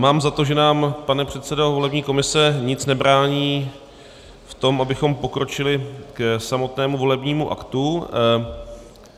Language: Czech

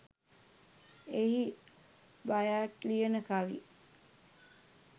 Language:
Sinhala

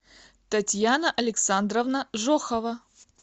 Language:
Russian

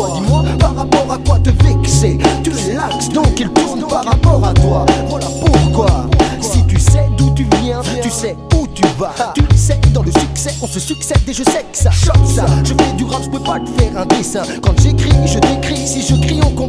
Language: French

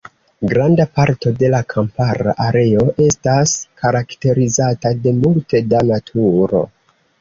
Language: Esperanto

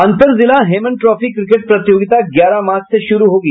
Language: Hindi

